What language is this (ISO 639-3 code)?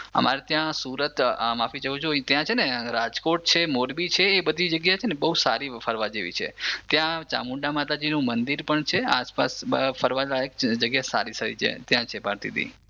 guj